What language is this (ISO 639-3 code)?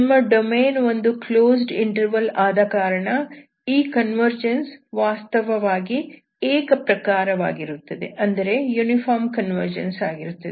kan